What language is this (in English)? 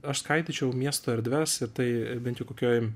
Lithuanian